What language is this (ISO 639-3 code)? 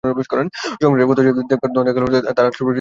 ben